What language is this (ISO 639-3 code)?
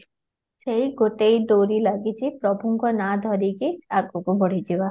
ori